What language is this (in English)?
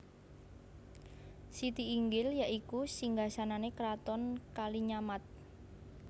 Javanese